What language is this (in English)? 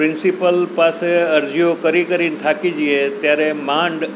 Gujarati